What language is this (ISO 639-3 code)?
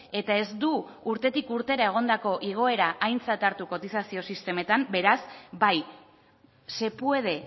eus